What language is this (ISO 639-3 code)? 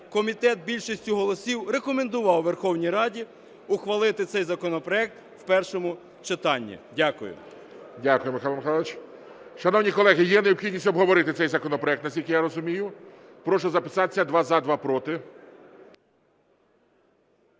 ukr